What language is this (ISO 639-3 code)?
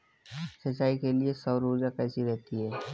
hin